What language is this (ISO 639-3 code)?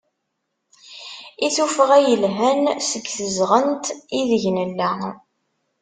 kab